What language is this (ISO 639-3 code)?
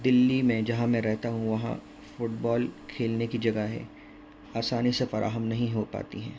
urd